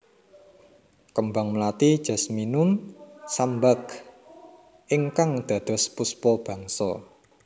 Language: Javanese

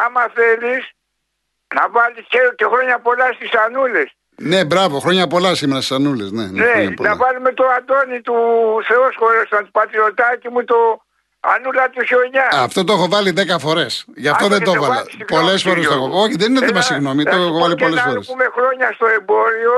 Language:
Greek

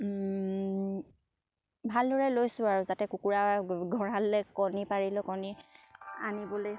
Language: Assamese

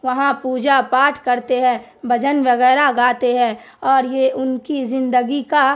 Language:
Urdu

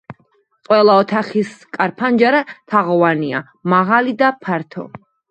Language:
Georgian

